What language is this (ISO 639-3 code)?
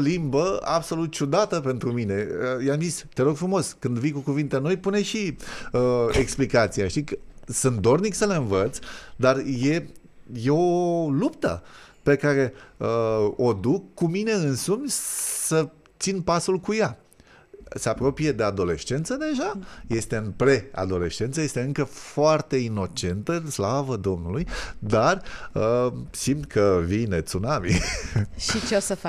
ron